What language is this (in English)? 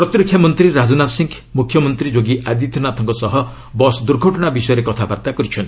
Odia